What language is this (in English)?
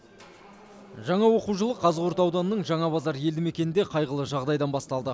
Kazakh